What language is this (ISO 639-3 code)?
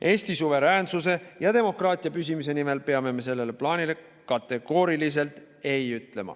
est